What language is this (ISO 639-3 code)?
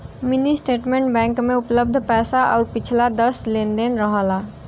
bho